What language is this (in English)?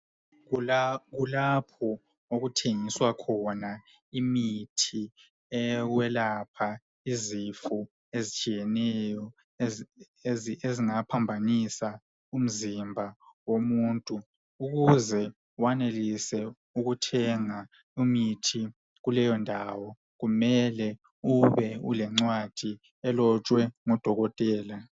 North Ndebele